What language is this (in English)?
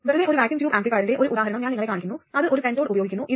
Malayalam